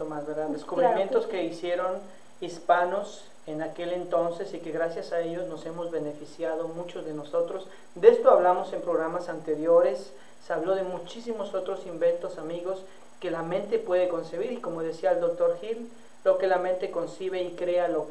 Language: Spanish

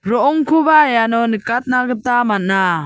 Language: Garo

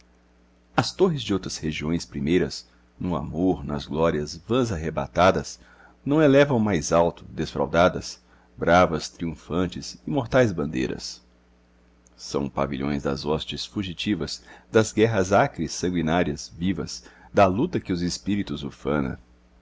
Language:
Portuguese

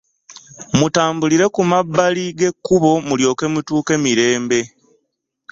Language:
Ganda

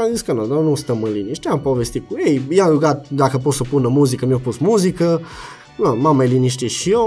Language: Romanian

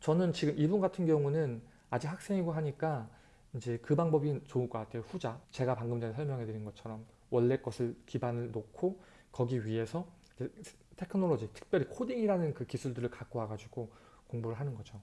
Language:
Korean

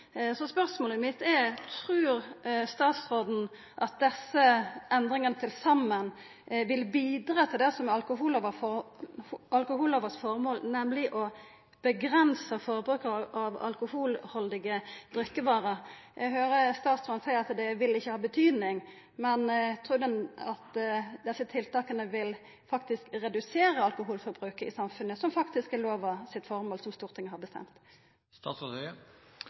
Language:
Norwegian Nynorsk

